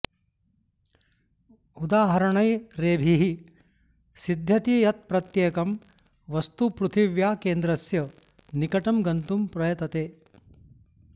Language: Sanskrit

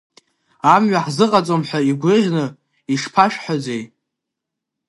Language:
Abkhazian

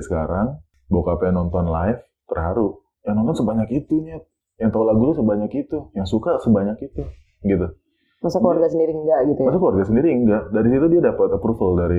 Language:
Indonesian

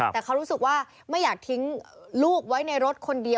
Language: Thai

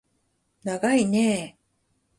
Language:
Japanese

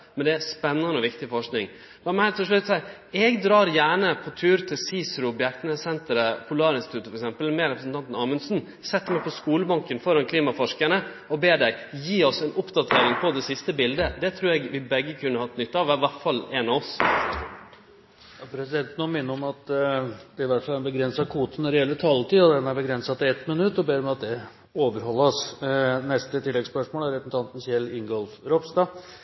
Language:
Norwegian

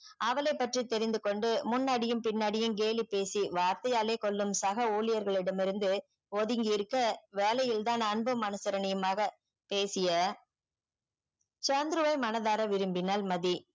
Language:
Tamil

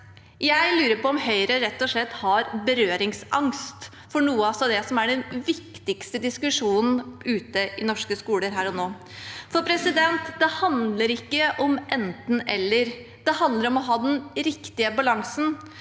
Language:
Norwegian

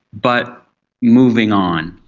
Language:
English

